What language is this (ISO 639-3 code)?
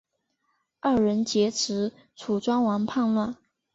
zho